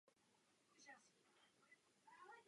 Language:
Czech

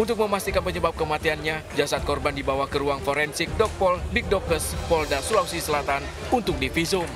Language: Indonesian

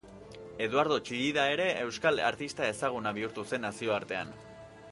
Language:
Basque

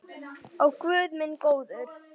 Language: Icelandic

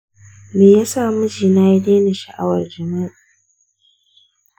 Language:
Hausa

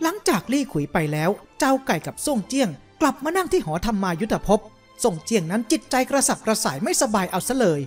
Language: Thai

